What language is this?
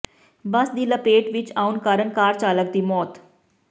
Punjabi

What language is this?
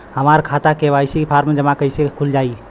Bhojpuri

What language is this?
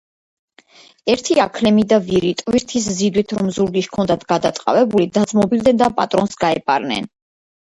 Georgian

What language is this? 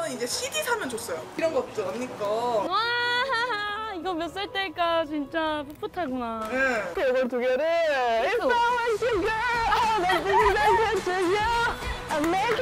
Korean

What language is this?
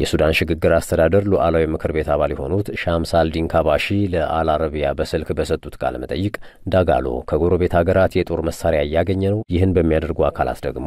Arabic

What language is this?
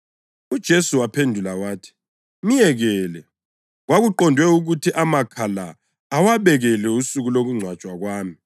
North Ndebele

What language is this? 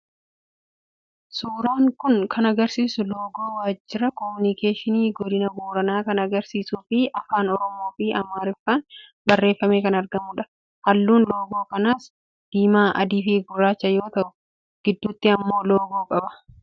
Oromo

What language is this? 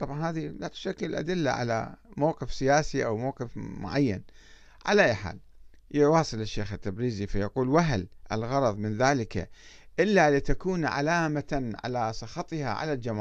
Arabic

